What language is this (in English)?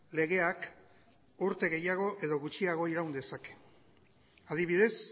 Basque